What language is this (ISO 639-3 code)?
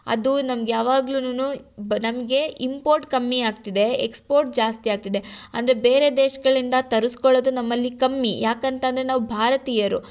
kan